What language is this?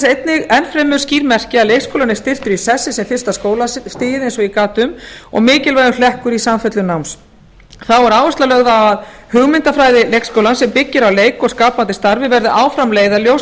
Icelandic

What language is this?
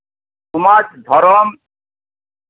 Santali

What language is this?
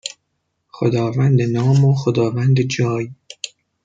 Persian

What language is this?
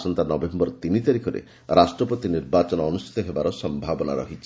Odia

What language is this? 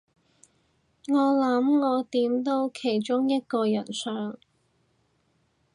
Cantonese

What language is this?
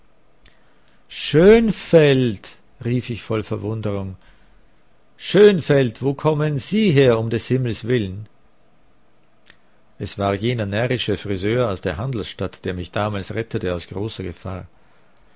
German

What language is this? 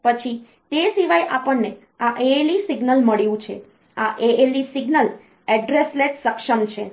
Gujarati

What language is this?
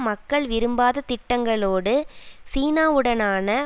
Tamil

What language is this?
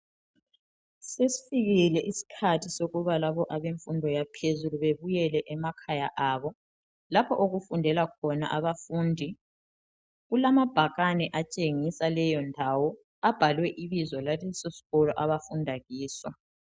North Ndebele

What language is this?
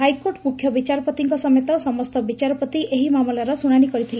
Odia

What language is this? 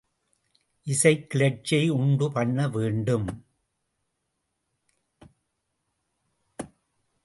Tamil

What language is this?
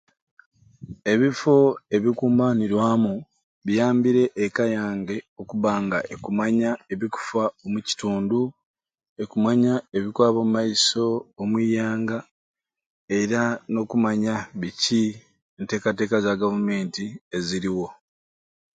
Ruuli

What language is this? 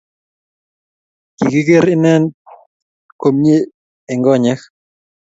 Kalenjin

